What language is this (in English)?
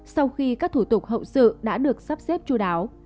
Vietnamese